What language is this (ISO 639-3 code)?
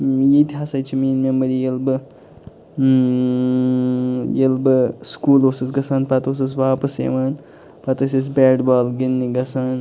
kas